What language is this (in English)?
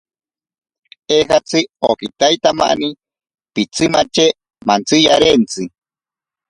Ashéninka Perené